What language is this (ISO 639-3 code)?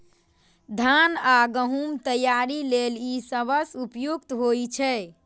mai